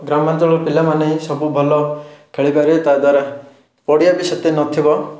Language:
Odia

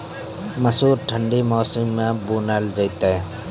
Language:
Maithili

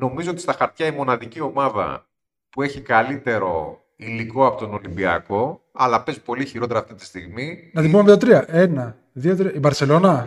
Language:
Greek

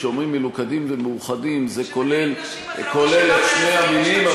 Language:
Hebrew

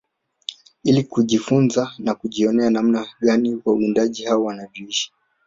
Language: Swahili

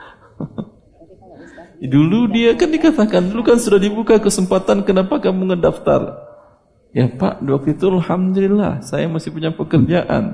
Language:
Indonesian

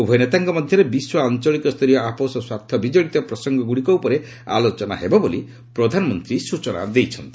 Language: Odia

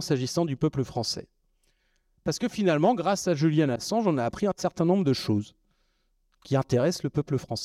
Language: French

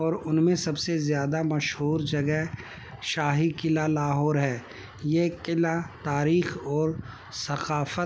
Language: Urdu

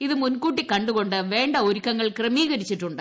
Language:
Malayalam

